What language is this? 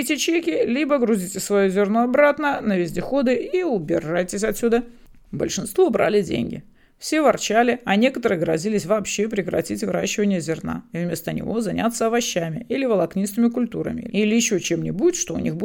Russian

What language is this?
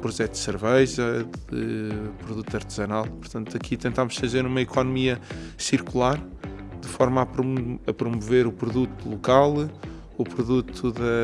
Portuguese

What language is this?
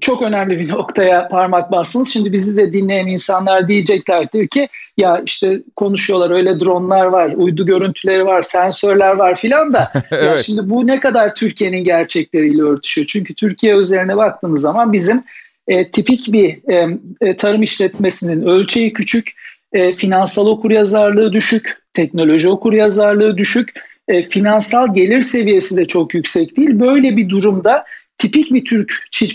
Turkish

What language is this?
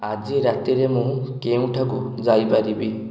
Odia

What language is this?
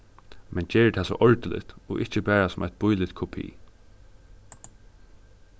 Faroese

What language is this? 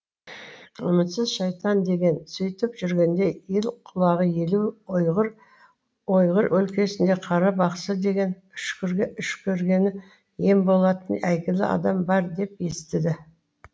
Kazakh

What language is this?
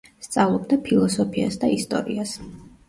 Georgian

